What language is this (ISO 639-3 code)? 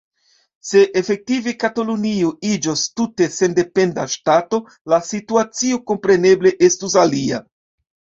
epo